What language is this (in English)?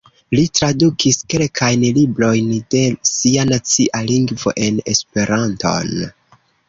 Esperanto